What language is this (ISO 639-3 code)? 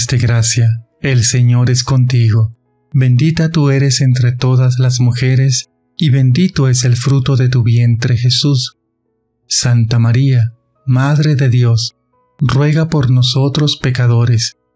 spa